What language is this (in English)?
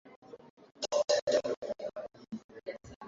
Swahili